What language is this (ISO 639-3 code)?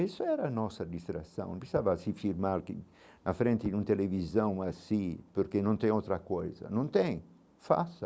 por